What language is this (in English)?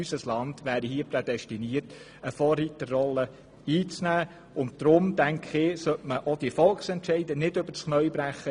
Swiss German